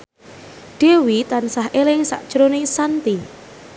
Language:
Javanese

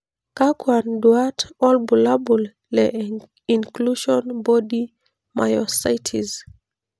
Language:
Masai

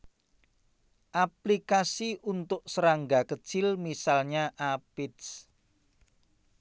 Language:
Javanese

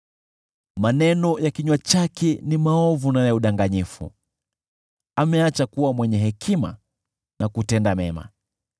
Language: Swahili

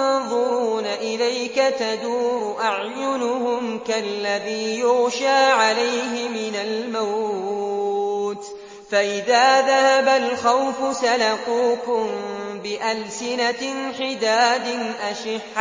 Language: Arabic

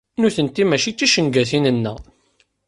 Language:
Kabyle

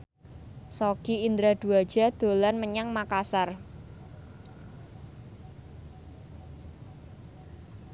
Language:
Javanese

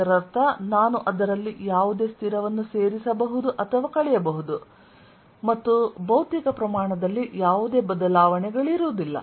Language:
Kannada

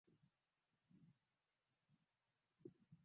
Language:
Swahili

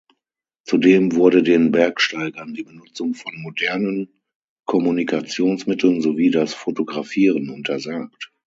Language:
German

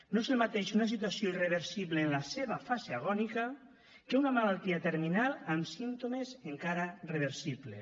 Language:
Catalan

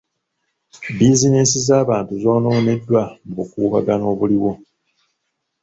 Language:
Ganda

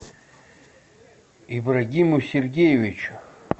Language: Russian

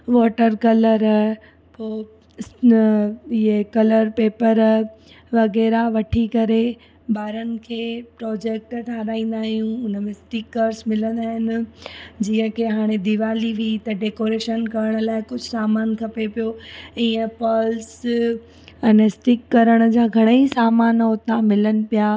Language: Sindhi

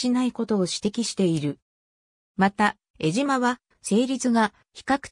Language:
Japanese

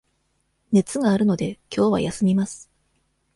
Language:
Japanese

